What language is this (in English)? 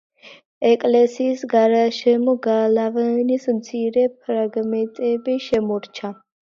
Georgian